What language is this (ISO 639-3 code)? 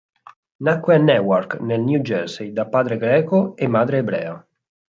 ita